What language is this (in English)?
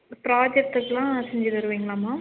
Tamil